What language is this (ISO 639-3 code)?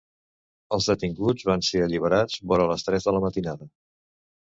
cat